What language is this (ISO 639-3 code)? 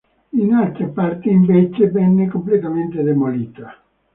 ita